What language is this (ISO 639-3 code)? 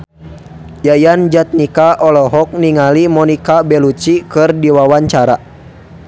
sun